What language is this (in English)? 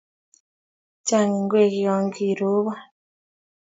Kalenjin